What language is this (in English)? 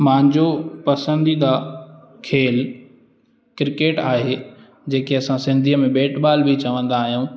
Sindhi